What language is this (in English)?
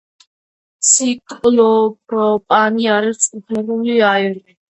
Georgian